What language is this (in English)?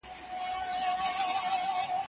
Pashto